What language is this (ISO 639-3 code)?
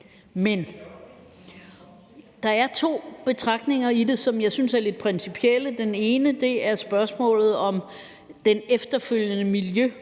dan